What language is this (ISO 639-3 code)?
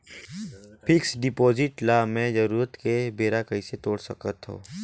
hne